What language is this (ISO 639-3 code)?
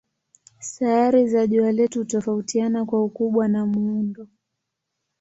swa